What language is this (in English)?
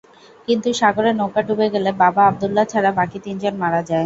Bangla